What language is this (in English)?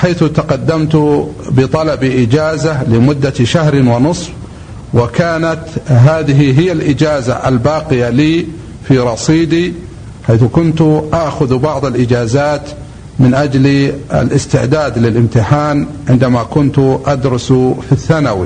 Arabic